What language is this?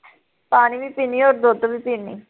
Punjabi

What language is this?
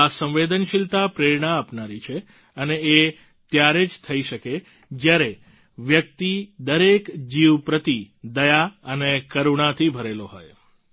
Gujarati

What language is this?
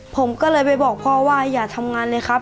Thai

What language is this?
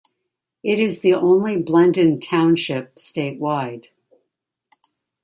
English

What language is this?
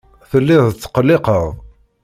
Kabyle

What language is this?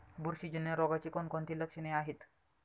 Marathi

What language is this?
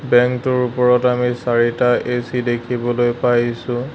Assamese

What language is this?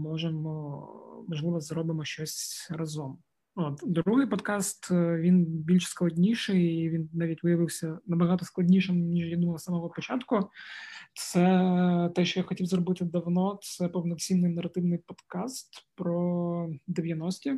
Ukrainian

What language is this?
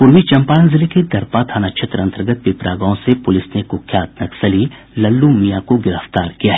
Hindi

